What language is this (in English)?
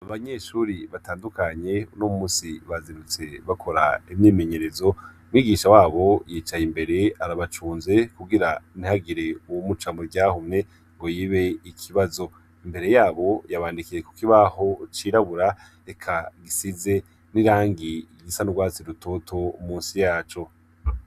Rundi